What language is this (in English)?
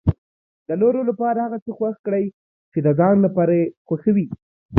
Pashto